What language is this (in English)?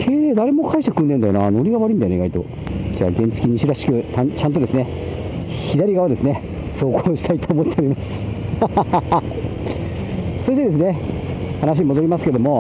Japanese